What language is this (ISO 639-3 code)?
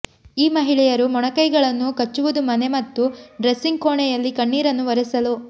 kan